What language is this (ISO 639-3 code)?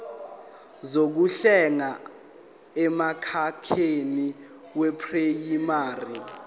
zul